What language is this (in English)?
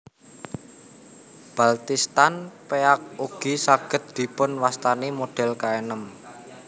Javanese